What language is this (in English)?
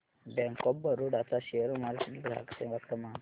Marathi